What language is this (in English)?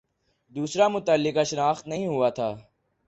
Urdu